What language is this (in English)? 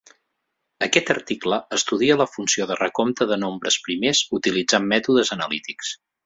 Catalan